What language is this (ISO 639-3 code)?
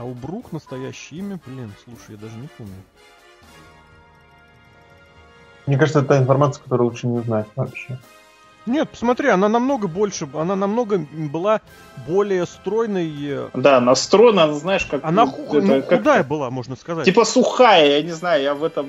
rus